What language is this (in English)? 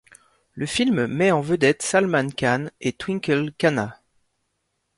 French